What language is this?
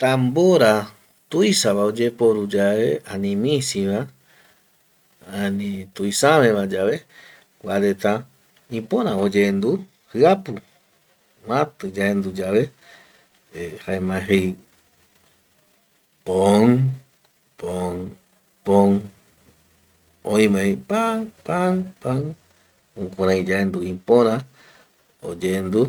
Eastern Bolivian Guaraní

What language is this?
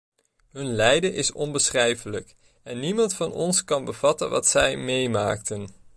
Dutch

